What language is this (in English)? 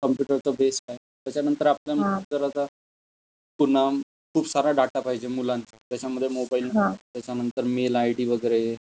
Marathi